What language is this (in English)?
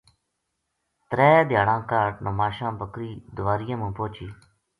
Gujari